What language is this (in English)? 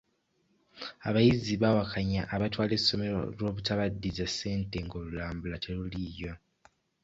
Ganda